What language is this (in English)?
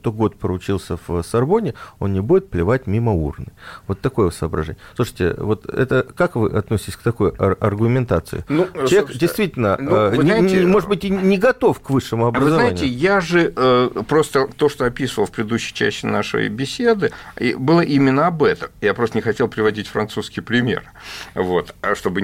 Russian